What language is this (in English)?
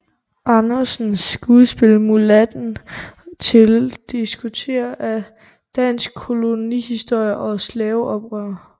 Danish